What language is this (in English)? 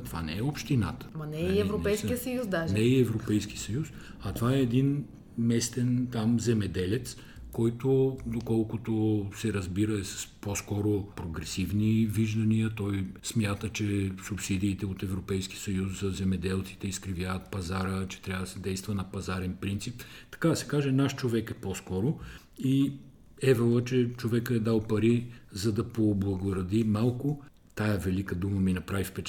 Bulgarian